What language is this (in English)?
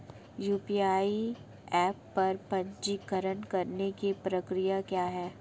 Hindi